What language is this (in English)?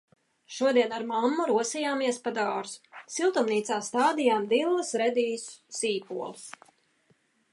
Latvian